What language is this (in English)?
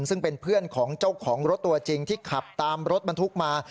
Thai